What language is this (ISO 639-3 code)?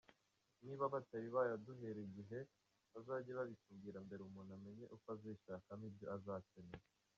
kin